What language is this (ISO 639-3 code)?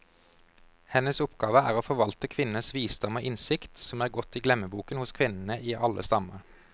nor